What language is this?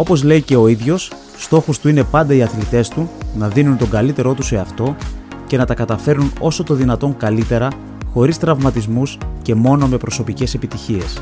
Greek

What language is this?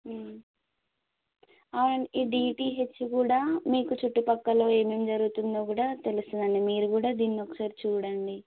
Telugu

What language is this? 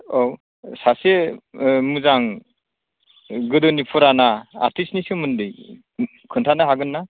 Bodo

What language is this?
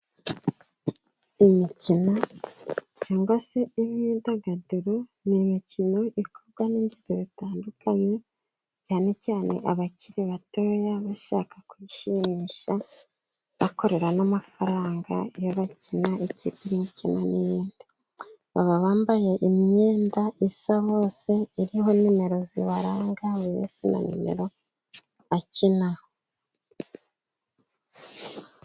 Kinyarwanda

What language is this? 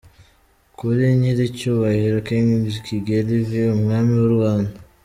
Kinyarwanda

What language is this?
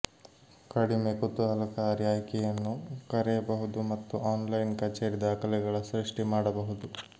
Kannada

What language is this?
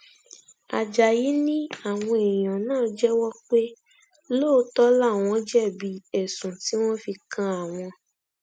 Yoruba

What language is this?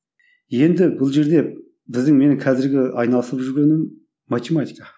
Kazakh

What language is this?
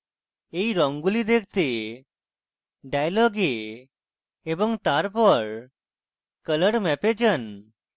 Bangla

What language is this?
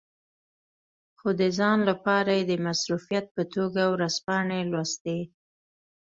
Pashto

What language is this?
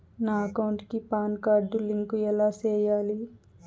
Telugu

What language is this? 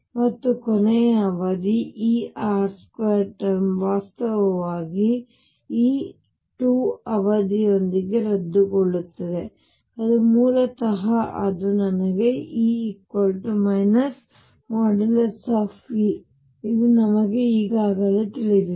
Kannada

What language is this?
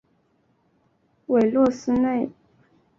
Chinese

